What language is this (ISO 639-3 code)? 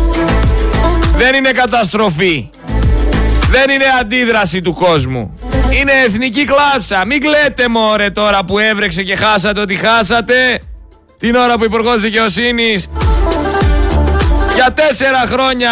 ell